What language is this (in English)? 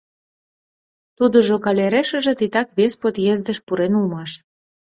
Mari